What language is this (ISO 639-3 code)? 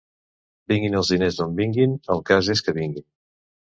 cat